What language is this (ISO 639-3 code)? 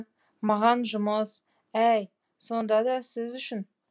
kaz